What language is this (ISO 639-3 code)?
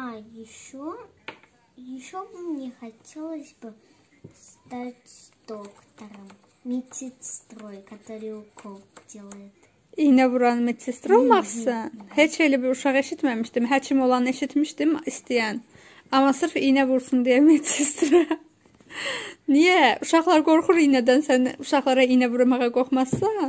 tur